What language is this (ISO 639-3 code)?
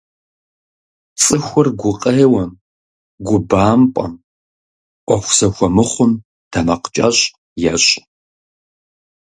kbd